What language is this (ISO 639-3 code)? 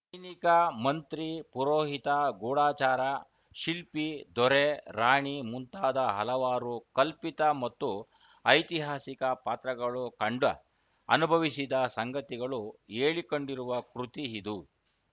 kan